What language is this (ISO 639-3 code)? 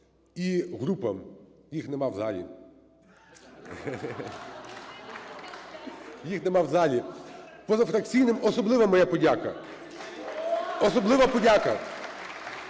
ukr